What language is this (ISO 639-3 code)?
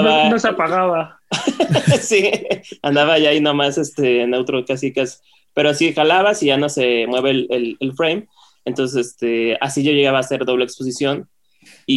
spa